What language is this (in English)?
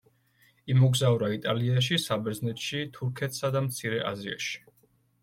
Georgian